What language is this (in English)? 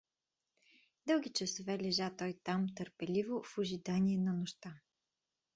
Bulgarian